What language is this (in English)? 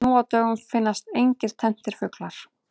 Icelandic